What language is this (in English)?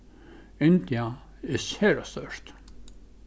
Faroese